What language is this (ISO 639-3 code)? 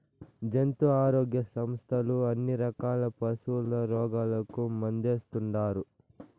tel